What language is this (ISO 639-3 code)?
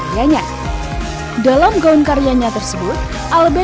ind